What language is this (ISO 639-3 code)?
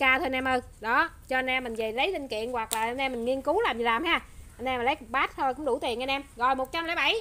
vie